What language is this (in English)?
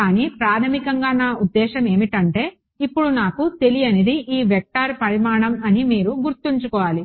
Telugu